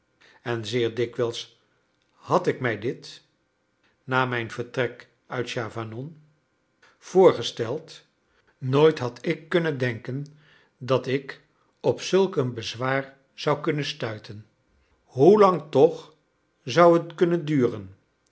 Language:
Dutch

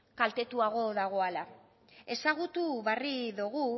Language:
Basque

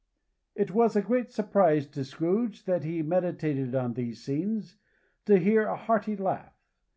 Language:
English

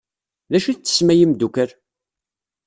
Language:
Kabyle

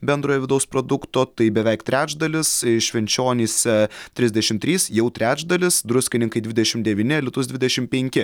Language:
Lithuanian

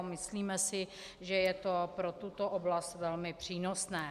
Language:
Czech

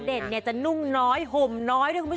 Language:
Thai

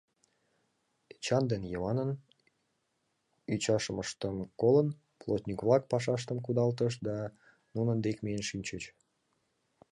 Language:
Mari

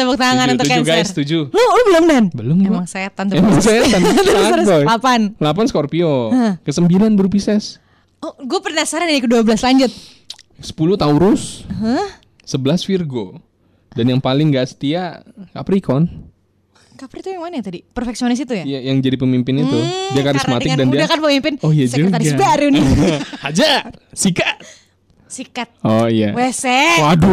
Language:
Indonesian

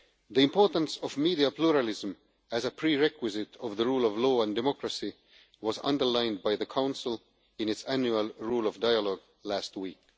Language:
English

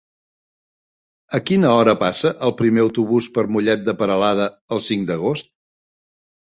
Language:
Catalan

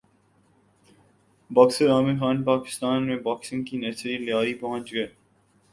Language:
Urdu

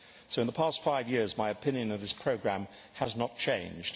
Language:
English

